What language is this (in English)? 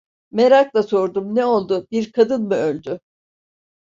Turkish